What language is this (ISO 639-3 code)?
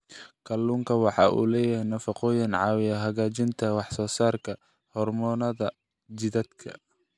som